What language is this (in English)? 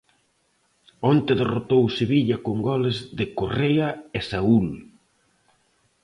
Galician